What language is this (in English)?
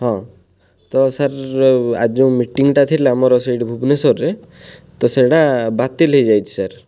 Odia